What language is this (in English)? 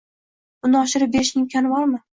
Uzbek